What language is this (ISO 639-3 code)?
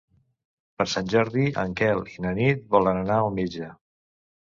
cat